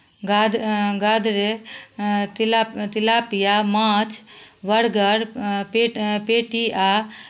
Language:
Maithili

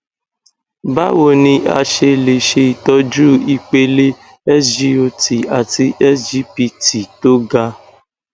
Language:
Yoruba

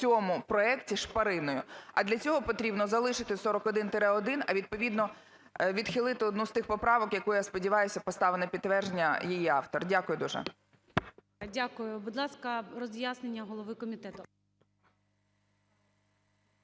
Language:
Ukrainian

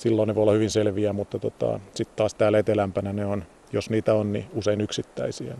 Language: Finnish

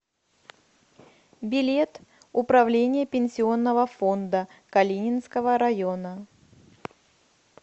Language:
Russian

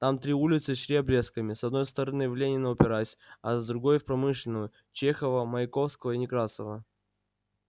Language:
Russian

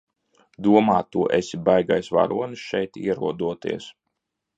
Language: Latvian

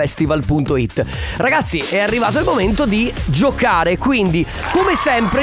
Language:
Italian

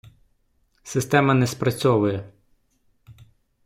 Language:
Ukrainian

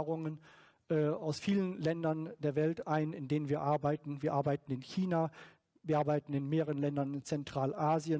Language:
German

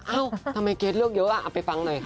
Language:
Thai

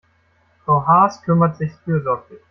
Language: German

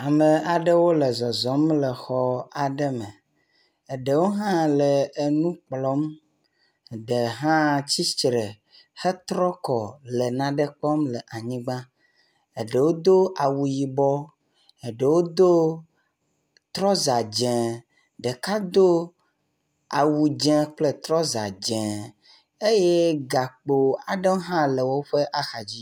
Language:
Ewe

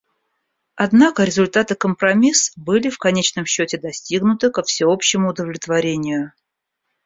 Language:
Russian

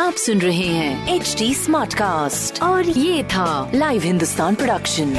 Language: Hindi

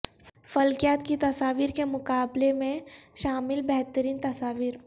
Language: Urdu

